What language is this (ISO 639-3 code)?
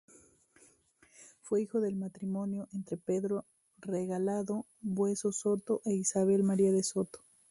spa